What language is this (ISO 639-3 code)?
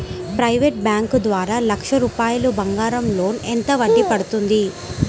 tel